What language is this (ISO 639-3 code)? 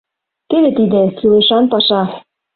chm